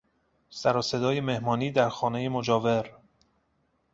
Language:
Persian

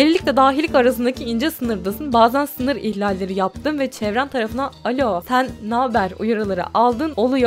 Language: Turkish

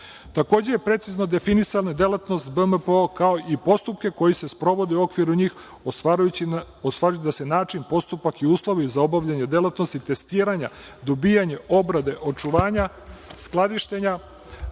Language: Serbian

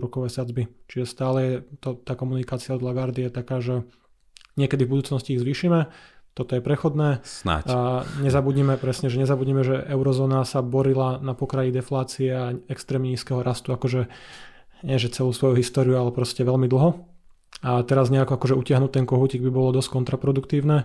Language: Slovak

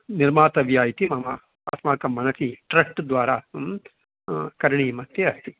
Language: Sanskrit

